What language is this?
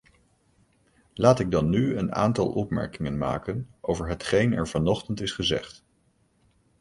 Dutch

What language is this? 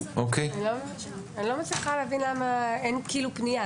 Hebrew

